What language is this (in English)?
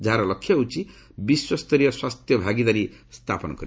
Odia